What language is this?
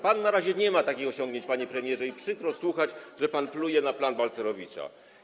Polish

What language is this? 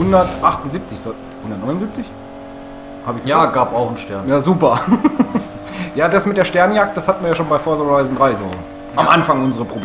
German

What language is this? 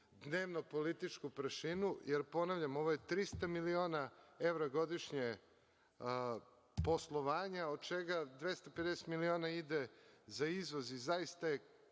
Serbian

